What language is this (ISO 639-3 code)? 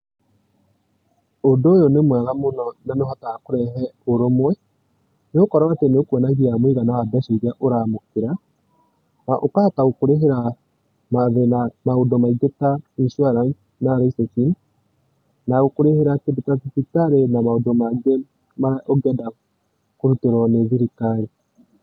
kik